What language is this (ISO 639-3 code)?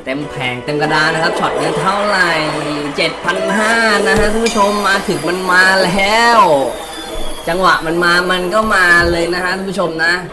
tha